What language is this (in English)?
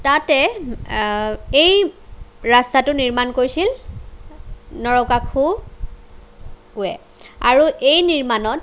Assamese